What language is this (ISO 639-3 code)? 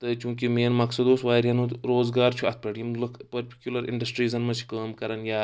kas